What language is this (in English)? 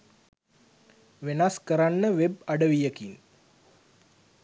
Sinhala